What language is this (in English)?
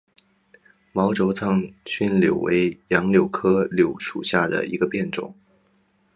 Chinese